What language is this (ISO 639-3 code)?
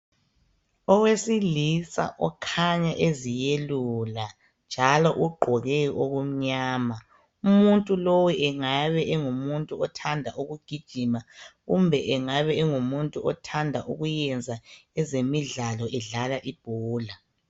nde